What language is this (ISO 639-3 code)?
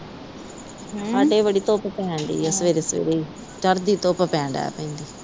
pan